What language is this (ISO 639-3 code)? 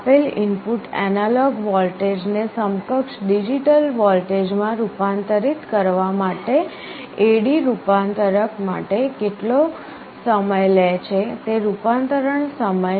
guj